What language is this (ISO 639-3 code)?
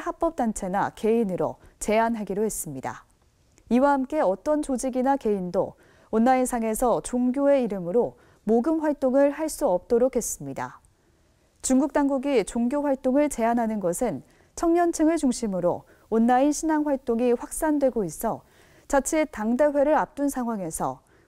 kor